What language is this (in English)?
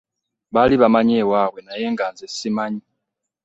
Ganda